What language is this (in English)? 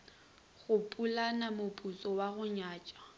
Northern Sotho